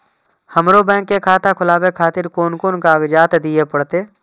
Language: Maithili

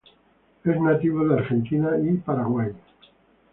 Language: Spanish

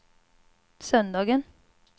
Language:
Swedish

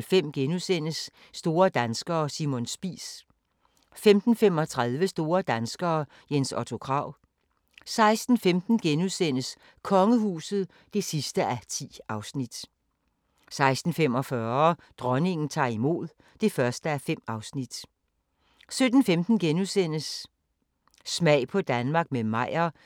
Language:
Danish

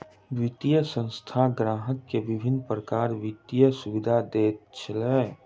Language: Maithili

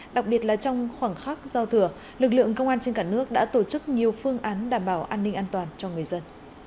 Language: Vietnamese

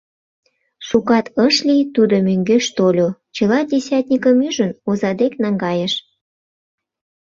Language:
Mari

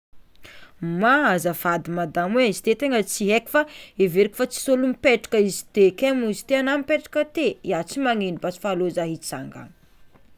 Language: Tsimihety Malagasy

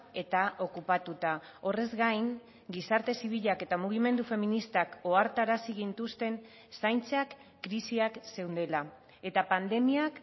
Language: Basque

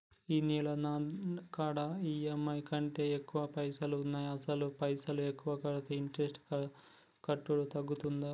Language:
Telugu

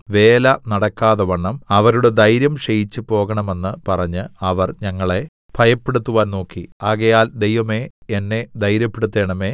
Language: Malayalam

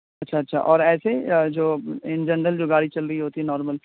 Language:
Urdu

